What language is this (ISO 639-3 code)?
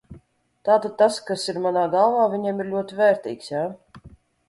lav